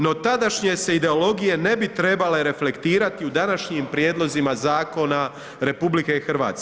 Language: Croatian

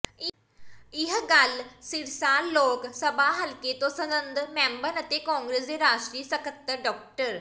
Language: Punjabi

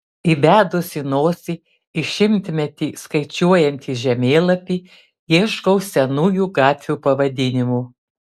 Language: Lithuanian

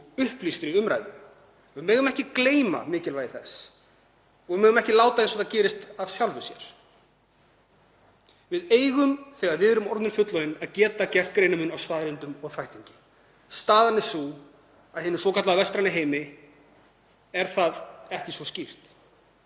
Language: Icelandic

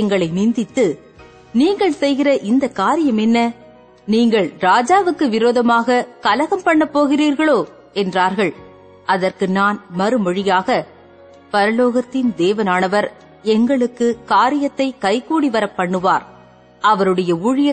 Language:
Tamil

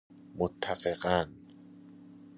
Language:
Persian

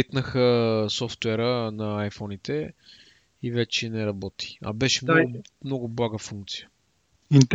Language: Bulgarian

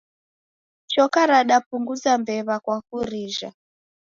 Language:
Taita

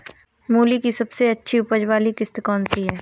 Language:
Hindi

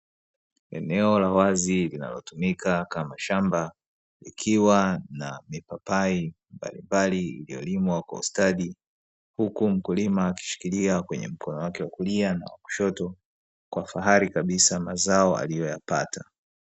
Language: Swahili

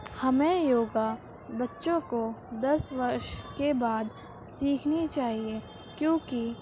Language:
Urdu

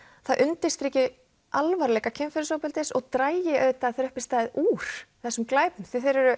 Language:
Icelandic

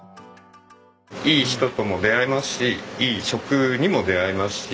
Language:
Japanese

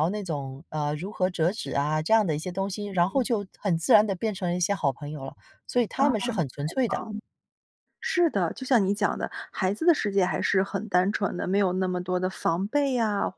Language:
Chinese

